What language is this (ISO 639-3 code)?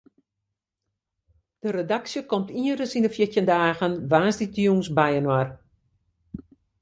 fry